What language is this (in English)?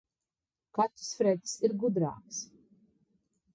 Latvian